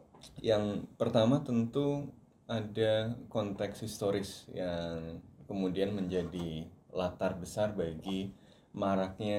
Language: Indonesian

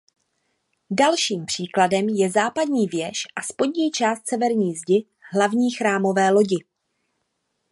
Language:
Czech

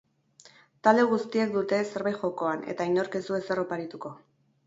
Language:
Basque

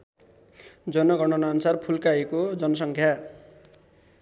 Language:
Nepali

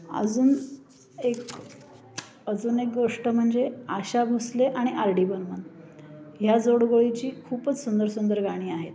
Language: Marathi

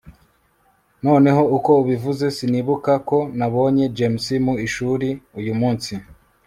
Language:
Kinyarwanda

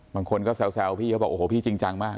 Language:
Thai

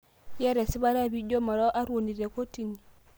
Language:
Masai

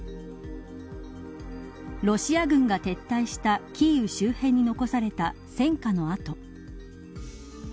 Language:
Japanese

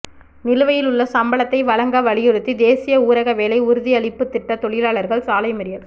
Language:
Tamil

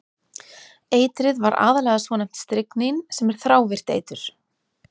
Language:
Icelandic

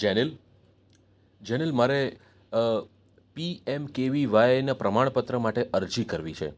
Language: Gujarati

